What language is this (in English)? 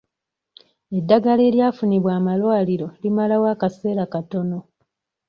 Ganda